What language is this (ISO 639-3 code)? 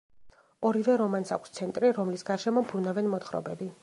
kat